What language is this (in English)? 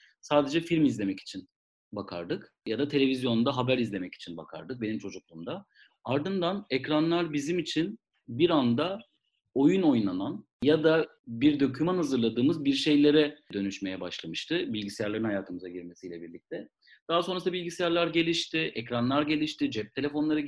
Turkish